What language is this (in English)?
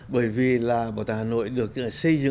Vietnamese